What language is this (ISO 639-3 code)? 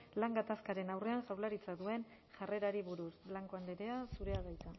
eus